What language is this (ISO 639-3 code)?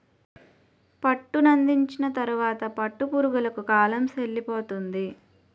tel